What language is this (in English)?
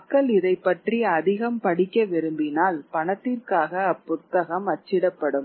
Tamil